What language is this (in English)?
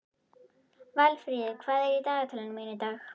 Icelandic